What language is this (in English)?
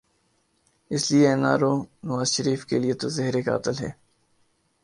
Urdu